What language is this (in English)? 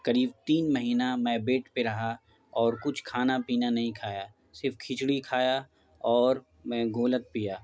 Urdu